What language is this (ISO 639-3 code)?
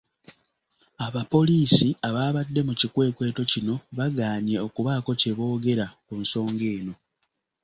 lug